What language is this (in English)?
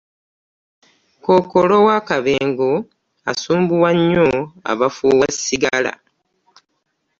Ganda